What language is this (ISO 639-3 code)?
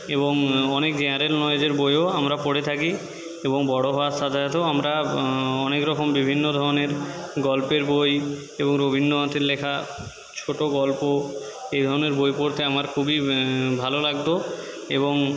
ben